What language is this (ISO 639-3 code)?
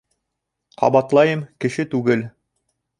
bak